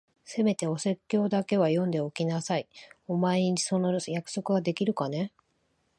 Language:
Japanese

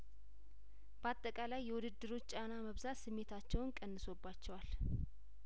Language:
Amharic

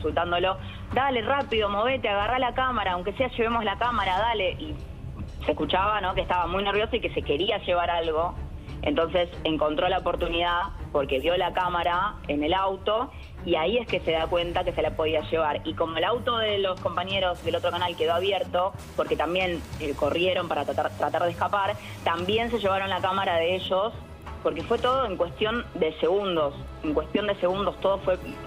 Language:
Spanish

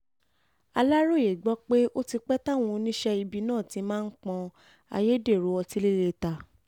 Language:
Yoruba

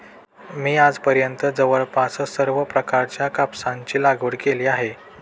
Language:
Marathi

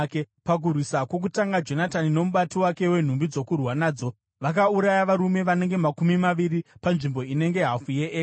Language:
Shona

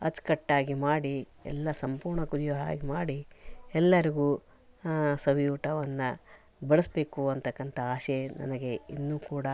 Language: Kannada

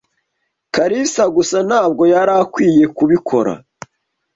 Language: Kinyarwanda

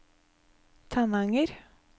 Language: Norwegian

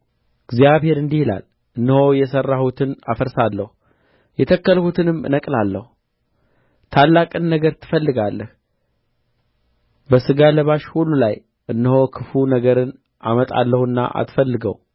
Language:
Amharic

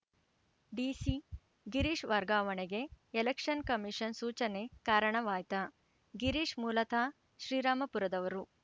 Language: Kannada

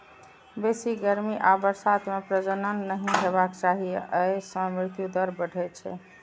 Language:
Maithili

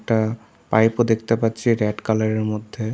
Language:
Bangla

